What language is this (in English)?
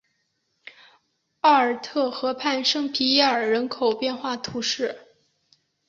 Chinese